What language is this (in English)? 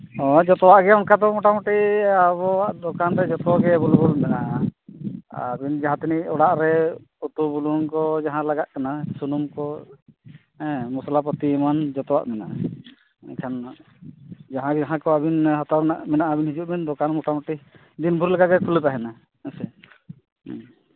Santali